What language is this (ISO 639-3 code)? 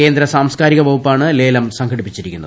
mal